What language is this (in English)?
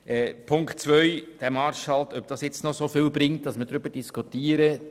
Swiss German